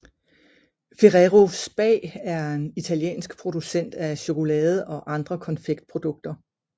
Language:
Danish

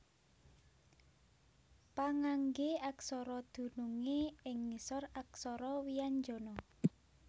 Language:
Javanese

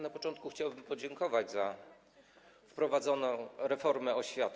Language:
Polish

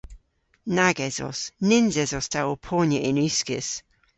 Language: Cornish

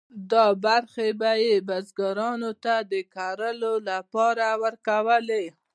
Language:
Pashto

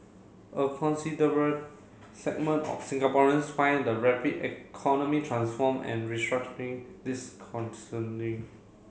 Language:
English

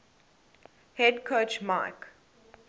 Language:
English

